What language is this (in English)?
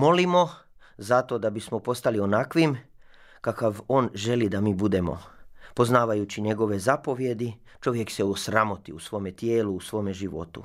Croatian